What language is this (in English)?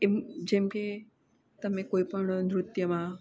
Gujarati